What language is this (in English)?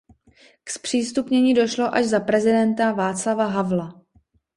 Czech